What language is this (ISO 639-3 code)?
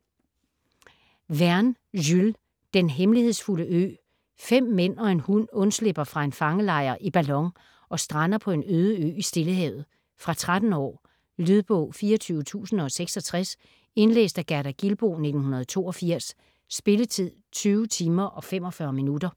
dan